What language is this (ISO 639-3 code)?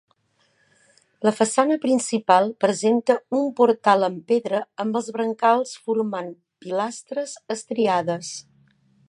cat